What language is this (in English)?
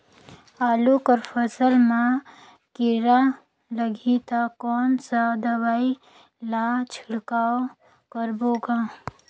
Chhattisgarhi